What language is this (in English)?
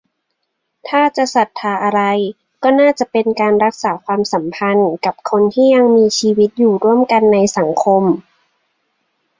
Thai